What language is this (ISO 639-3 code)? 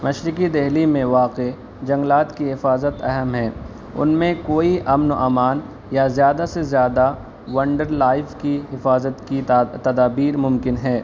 urd